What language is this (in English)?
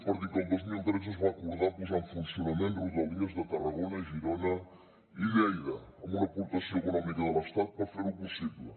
Catalan